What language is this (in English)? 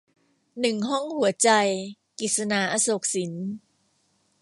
Thai